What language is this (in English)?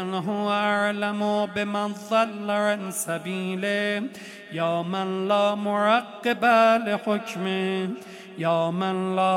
Persian